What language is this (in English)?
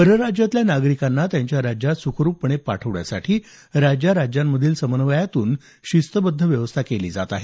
Marathi